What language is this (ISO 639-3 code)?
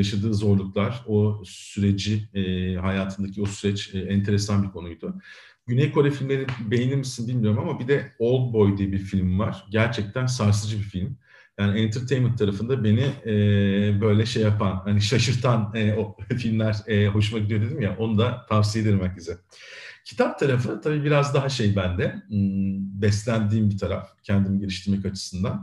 tur